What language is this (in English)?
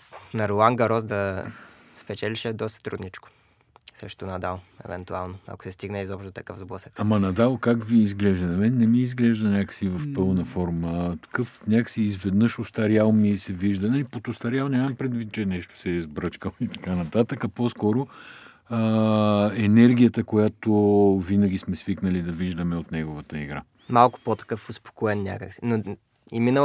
Bulgarian